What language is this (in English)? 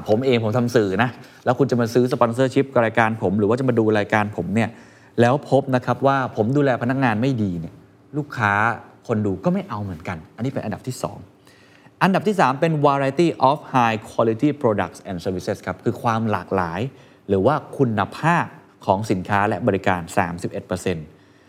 Thai